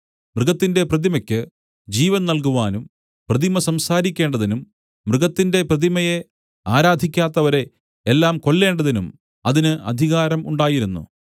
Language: Malayalam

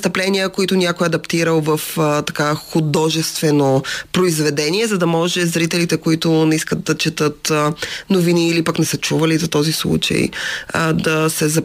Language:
Bulgarian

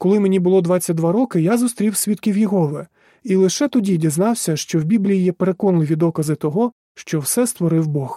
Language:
Ukrainian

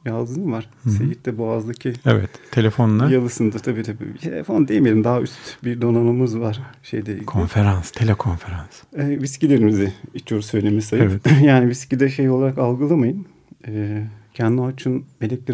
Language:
Turkish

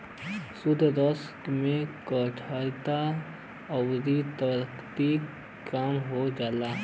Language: Bhojpuri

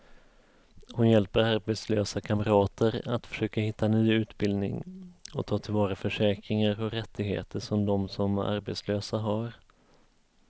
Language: Swedish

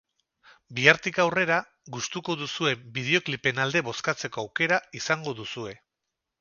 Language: Basque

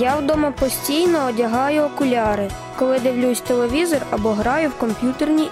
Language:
Ukrainian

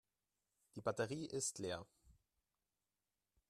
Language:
German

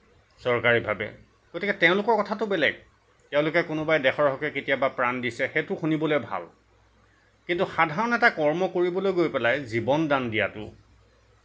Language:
Assamese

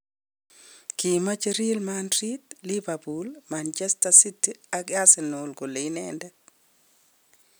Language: Kalenjin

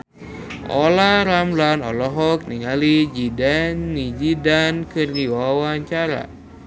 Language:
Sundanese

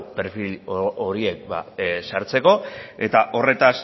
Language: Basque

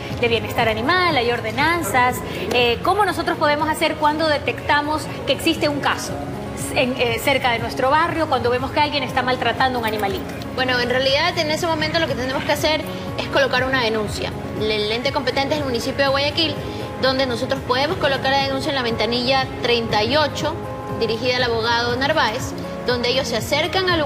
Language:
Spanish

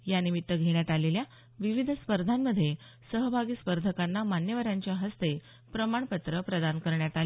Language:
Marathi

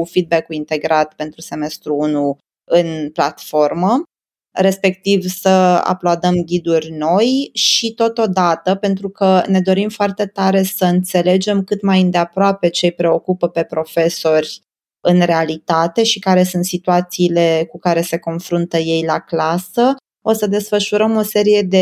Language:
Romanian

